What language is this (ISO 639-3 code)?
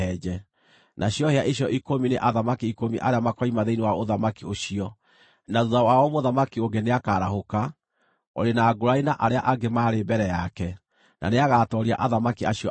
kik